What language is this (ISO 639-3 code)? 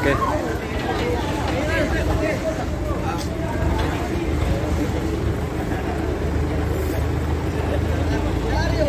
ind